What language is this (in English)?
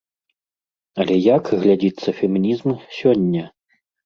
Belarusian